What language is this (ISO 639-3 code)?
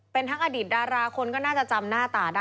tha